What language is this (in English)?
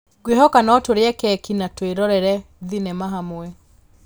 Kikuyu